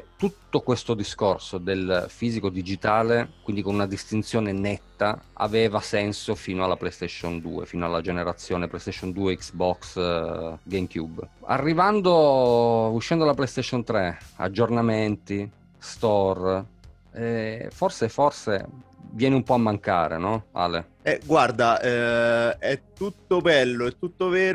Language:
Italian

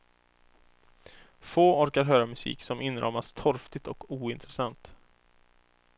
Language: Swedish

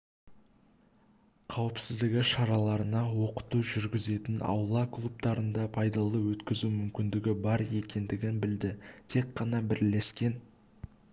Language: Kazakh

